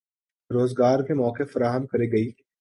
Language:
Urdu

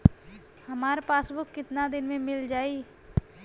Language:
Bhojpuri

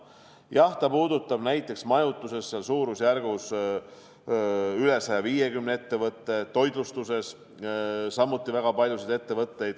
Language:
Estonian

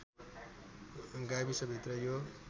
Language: Nepali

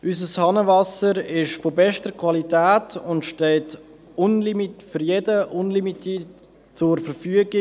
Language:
Swiss German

